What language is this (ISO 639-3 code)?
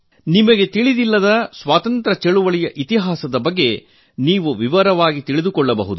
kan